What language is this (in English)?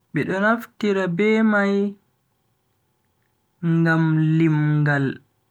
Bagirmi Fulfulde